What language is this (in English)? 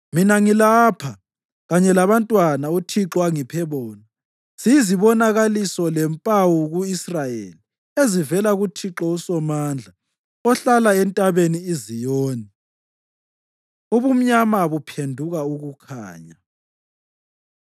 North Ndebele